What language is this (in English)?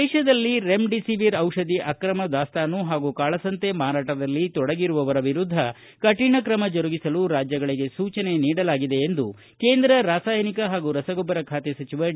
Kannada